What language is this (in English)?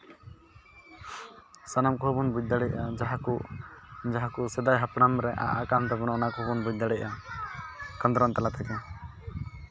Santali